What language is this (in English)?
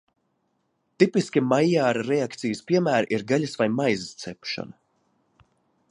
Latvian